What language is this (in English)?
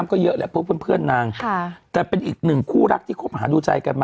Thai